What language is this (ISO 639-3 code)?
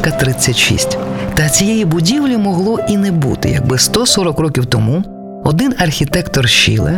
ukr